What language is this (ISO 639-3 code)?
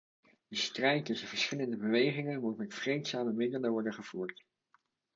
nld